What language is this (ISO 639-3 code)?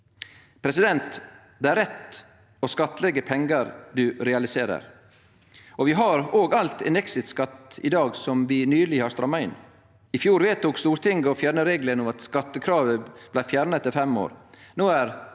nor